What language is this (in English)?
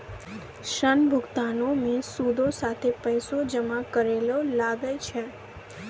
Maithili